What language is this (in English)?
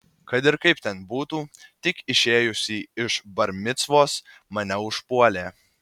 Lithuanian